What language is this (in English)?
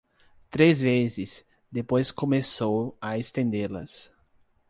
Portuguese